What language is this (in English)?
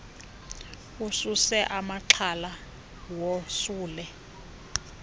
Xhosa